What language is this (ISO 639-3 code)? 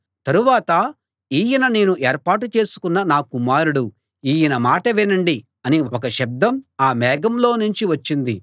tel